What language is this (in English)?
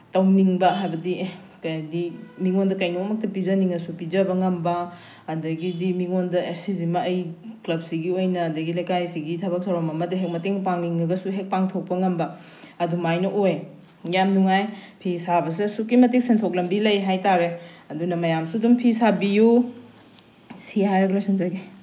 Manipuri